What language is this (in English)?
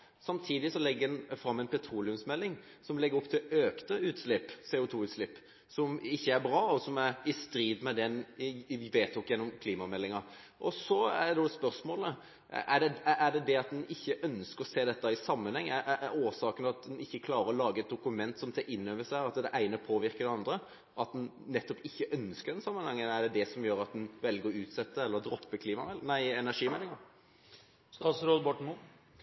Norwegian Bokmål